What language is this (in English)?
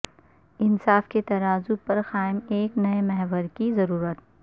Urdu